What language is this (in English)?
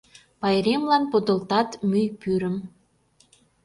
Mari